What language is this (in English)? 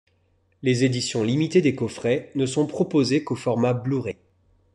French